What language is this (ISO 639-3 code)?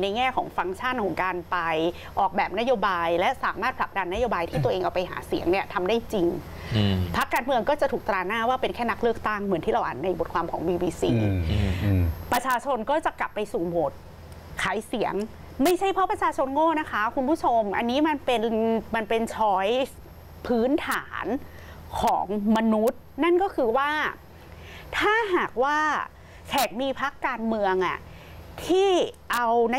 tha